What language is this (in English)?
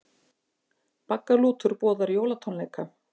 Icelandic